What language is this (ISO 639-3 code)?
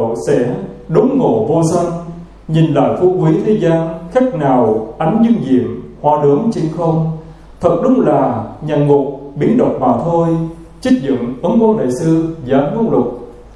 vie